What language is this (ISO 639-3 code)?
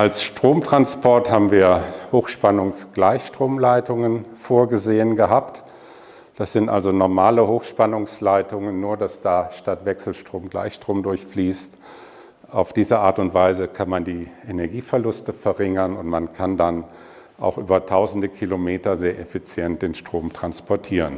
deu